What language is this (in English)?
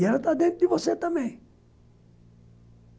Portuguese